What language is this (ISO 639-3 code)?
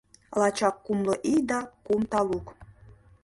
chm